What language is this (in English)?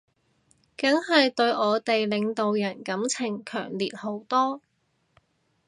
Cantonese